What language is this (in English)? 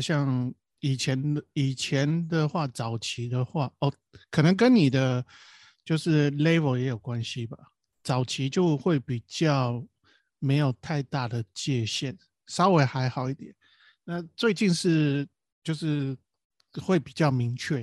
Chinese